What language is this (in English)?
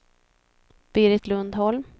Swedish